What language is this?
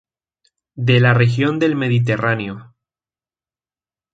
Spanish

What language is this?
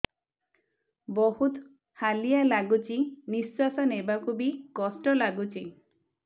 Odia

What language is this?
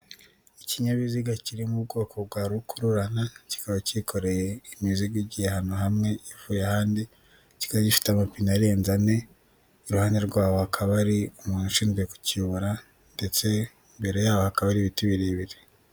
Kinyarwanda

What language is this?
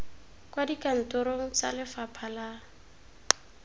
Tswana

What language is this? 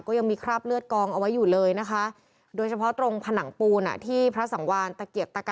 Thai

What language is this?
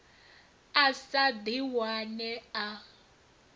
Venda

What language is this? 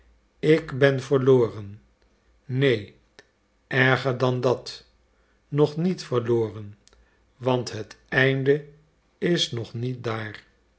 Dutch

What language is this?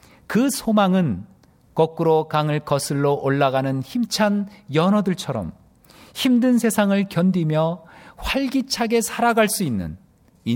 Korean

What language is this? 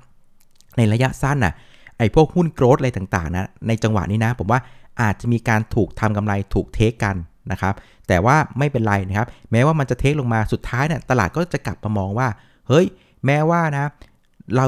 Thai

